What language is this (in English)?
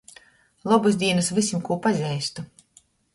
Latgalian